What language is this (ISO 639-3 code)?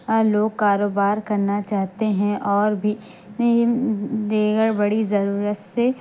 urd